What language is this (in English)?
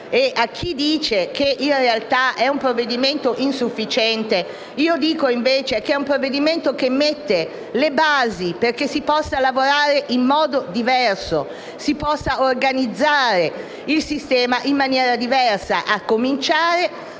Italian